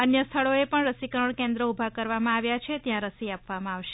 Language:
Gujarati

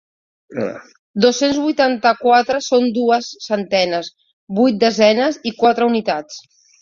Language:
Catalan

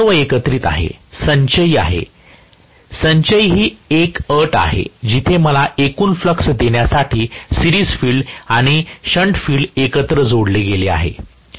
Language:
Marathi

